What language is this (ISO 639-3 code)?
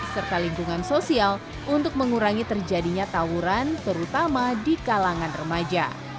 ind